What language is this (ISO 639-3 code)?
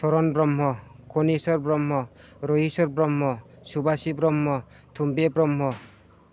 brx